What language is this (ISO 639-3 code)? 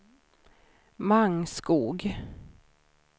swe